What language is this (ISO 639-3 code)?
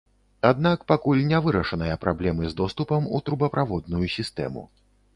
bel